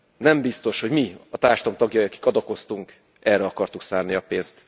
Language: Hungarian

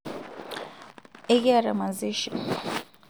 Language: Masai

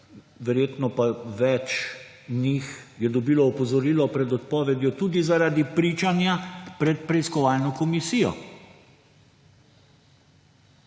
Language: Slovenian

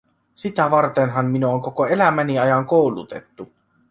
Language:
Finnish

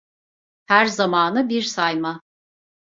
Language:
Turkish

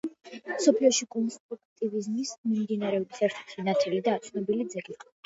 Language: Georgian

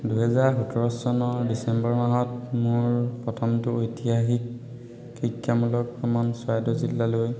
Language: Assamese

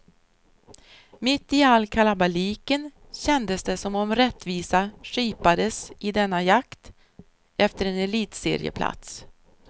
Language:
Swedish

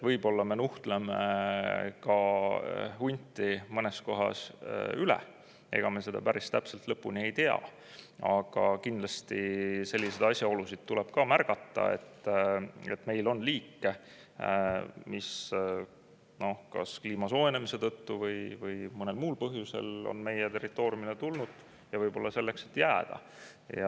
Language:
Estonian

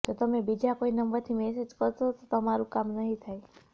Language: Gujarati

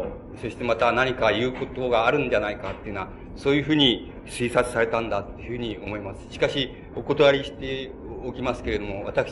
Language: Japanese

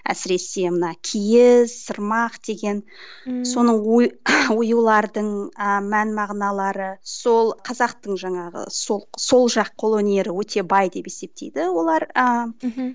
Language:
Kazakh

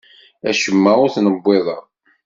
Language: Kabyle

